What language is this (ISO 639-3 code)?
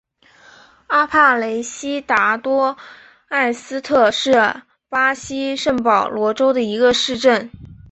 zho